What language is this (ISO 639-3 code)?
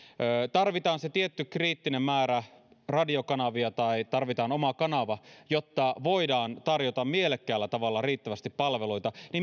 fin